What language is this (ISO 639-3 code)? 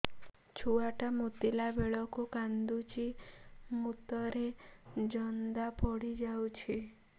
ori